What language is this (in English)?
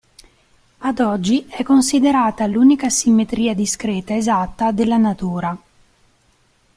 Italian